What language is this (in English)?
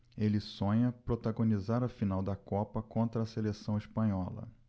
Portuguese